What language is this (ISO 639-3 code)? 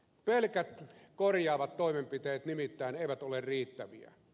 fin